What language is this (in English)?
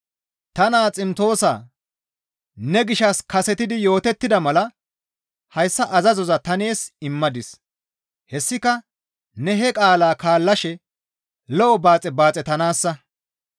Gamo